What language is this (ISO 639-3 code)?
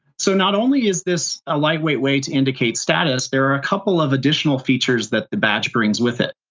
eng